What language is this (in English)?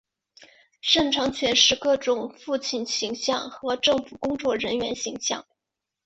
Chinese